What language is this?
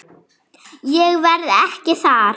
Icelandic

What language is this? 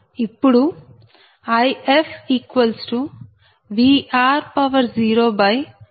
Telugu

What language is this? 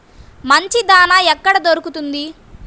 Telugu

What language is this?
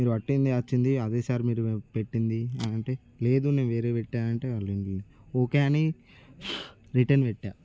Telugu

